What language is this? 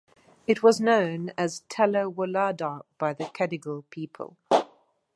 English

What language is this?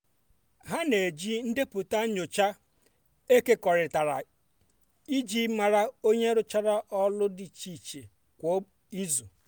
Igbo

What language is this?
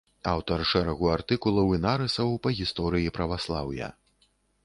Belarusian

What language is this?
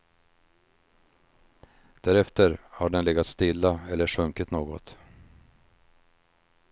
Swedish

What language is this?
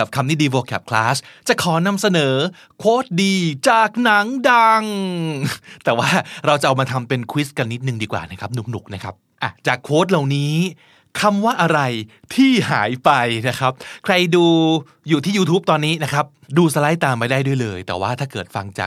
Thai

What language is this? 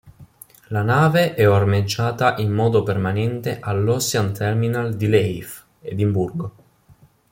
Italian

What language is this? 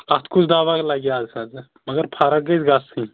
Kashmiri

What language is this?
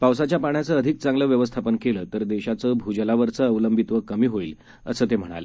Marathi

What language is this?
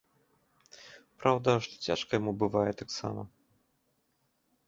Belarusian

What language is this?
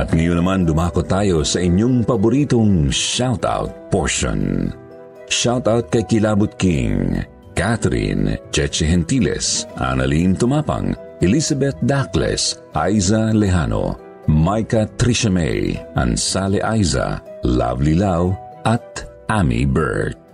Filipino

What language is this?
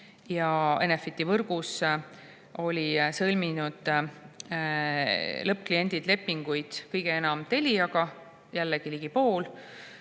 Estonian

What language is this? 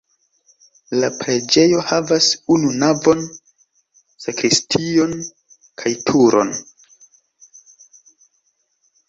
Esperanto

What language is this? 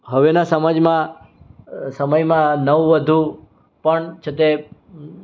Gujarati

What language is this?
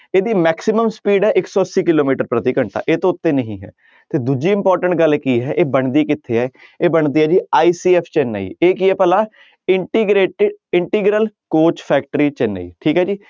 Punjabi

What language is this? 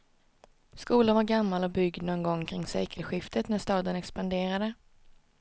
Swedish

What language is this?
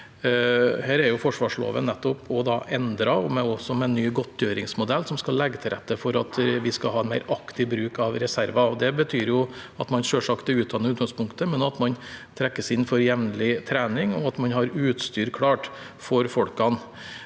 Norwegian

